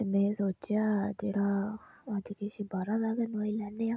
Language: Dogri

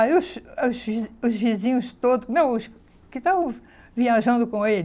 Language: Portuguese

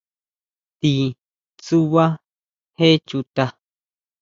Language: Huautla Mazatec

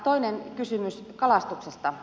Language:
Finnish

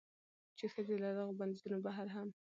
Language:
Pashto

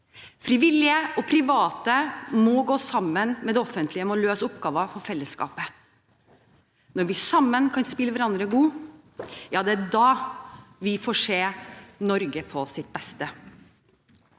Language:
Norwegian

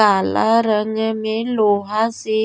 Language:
Bhojpuri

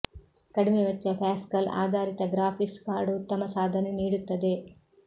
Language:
Kannada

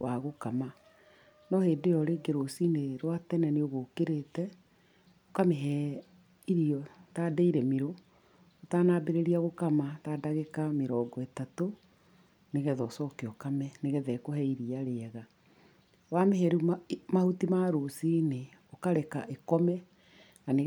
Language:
Kikuyu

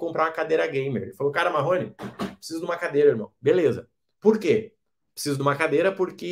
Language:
Portuguese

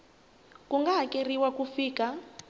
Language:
Tsonga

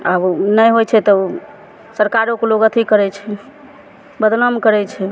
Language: Maithili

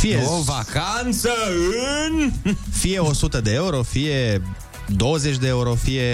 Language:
Romanian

